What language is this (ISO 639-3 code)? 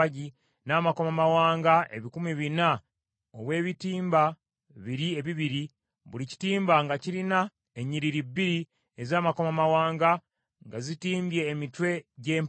lug